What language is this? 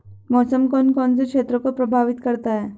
Hindi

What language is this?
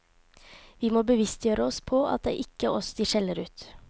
Norwegian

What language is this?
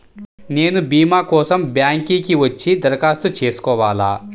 Telugu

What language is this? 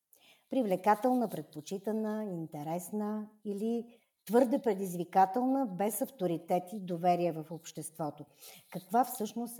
Bulgarian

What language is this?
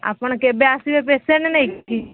Odia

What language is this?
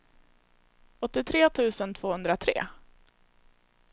Swedish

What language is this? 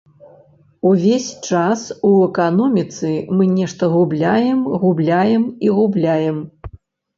Belarusian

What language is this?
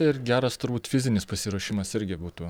Lithuanian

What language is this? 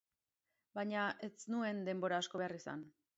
Basque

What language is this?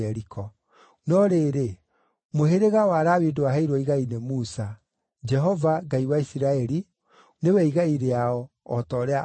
Kikuyu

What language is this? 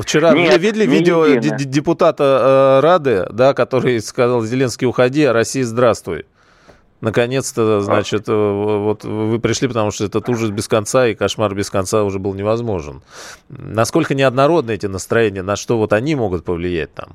Russian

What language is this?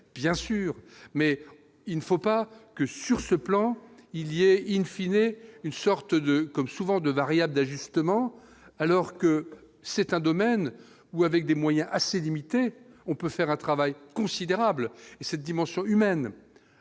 French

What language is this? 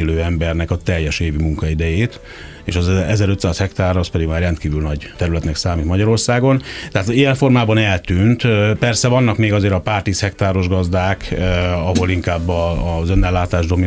Hungarian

